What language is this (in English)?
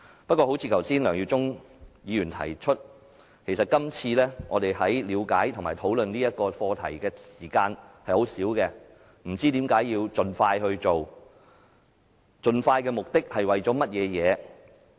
Cantonese